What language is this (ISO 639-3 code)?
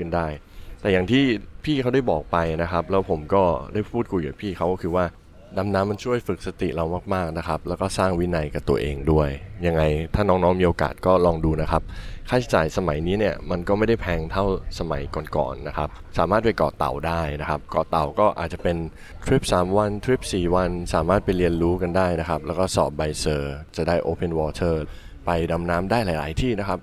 tha